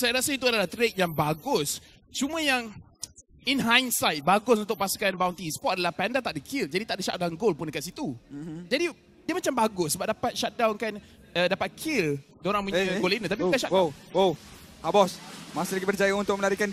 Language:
Malay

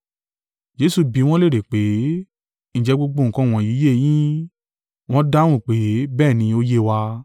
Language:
Yoruba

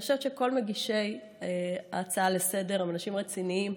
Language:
Hebrew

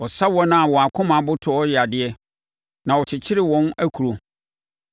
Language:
Akan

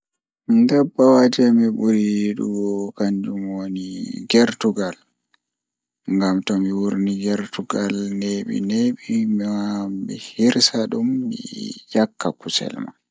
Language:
Fula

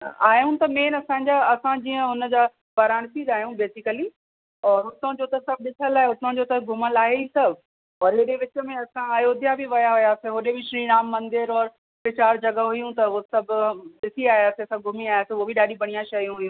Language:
Sindhi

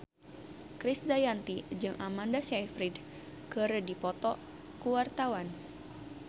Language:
Sundanese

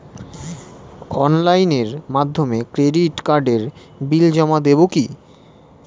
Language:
Bangla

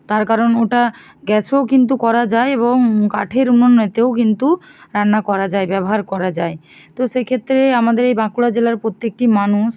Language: Bangla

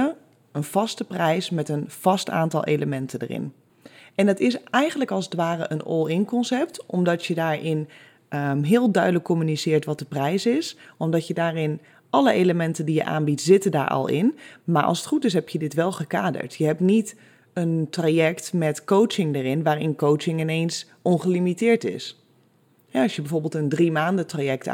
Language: Dutch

